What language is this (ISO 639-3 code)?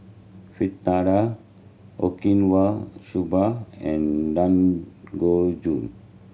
eng